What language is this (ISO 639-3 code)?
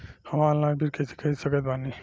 bho